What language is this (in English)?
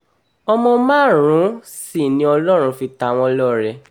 Yoruba